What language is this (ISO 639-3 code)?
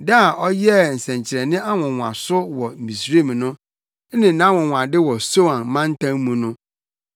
aka